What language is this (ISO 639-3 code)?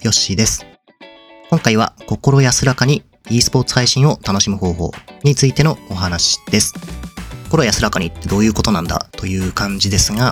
jpn